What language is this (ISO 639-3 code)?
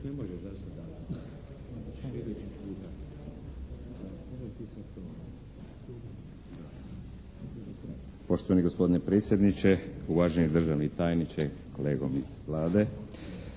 hrv